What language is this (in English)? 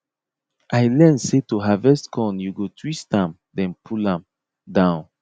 Nigerian Pidgin